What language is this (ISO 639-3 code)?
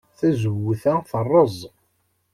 kab